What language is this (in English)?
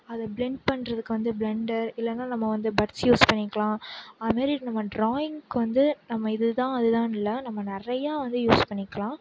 Tamil